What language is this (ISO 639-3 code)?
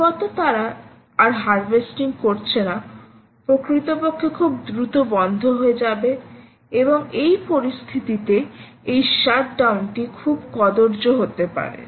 ben